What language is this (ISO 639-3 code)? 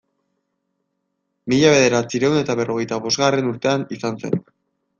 eus